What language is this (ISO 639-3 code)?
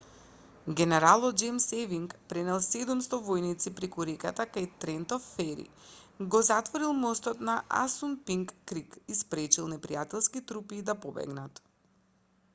mkd